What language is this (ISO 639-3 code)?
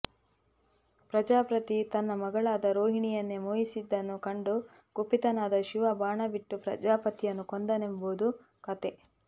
kan